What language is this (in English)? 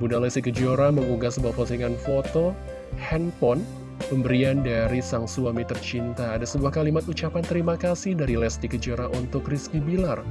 Indonesian